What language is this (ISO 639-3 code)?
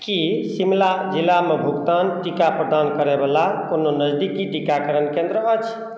mai